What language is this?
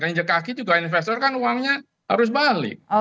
Indonesian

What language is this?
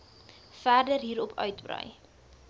Afrikaans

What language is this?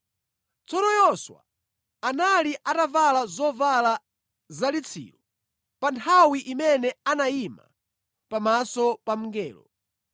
Nyanja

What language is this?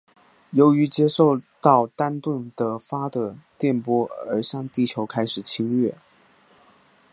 Chinese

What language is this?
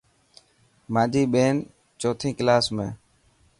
Dhatki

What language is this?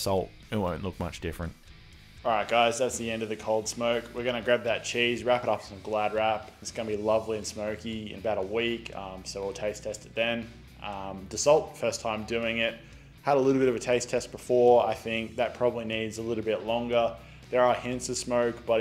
English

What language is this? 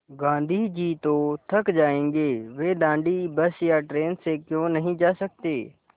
Hindi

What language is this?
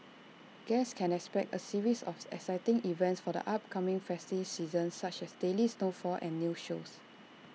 English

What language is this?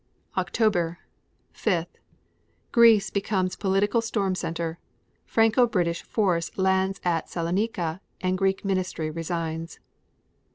English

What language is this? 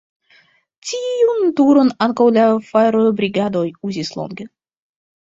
Esperanto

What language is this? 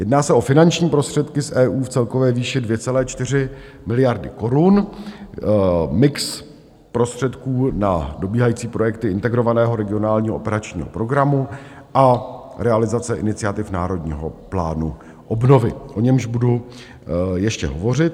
Czech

